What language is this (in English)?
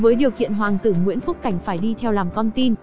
Vietnamese